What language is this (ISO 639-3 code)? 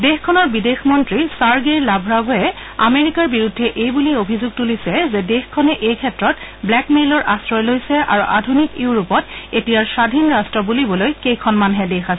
asm